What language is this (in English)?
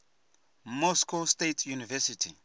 Venda